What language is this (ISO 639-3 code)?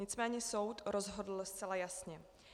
ces